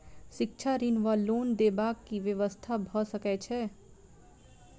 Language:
Maithili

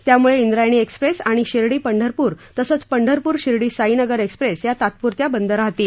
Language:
Marathi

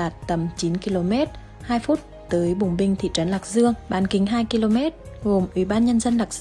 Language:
Vietnamese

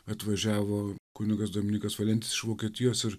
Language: Lithuanian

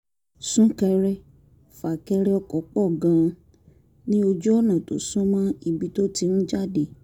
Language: Yoruba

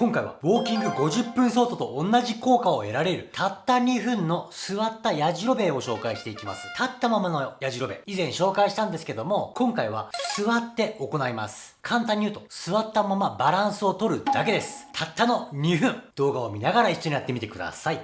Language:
Japanese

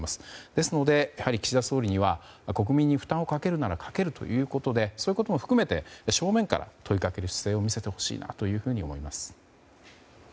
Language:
Japanese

